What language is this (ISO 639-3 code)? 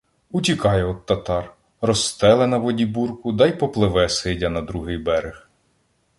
ukr